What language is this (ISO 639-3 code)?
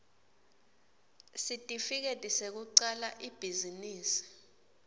ssw